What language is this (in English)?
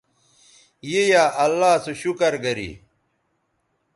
Bateri